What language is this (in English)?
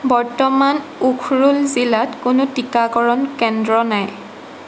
Assamese